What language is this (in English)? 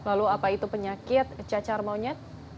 Indonesian